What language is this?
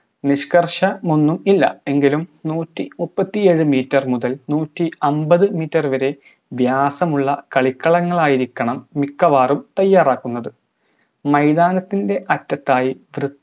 Malayalam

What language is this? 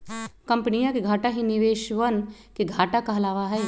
Magahi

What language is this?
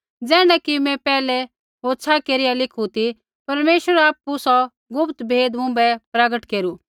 Kullu Pahari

